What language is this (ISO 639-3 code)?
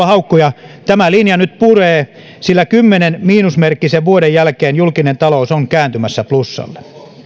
fin